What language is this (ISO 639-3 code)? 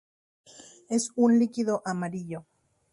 spa